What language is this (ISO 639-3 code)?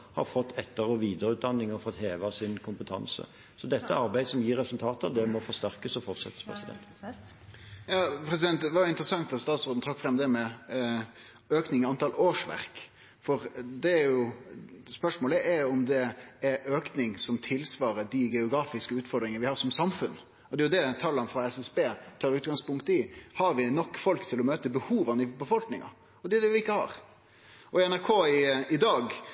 nor